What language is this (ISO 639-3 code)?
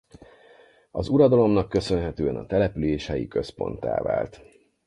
hun